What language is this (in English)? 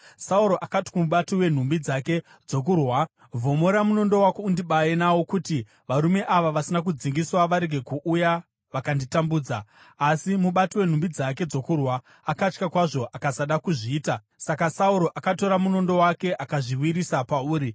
Shona